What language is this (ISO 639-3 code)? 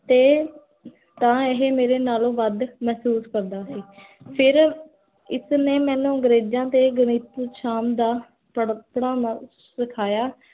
pan